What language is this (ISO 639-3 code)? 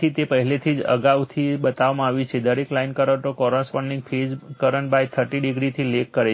guj